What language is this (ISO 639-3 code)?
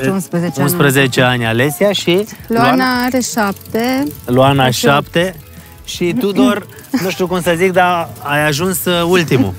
ron